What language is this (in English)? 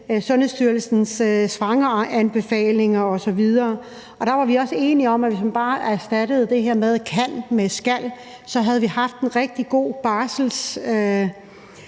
Danish